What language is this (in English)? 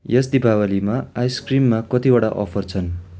Nepali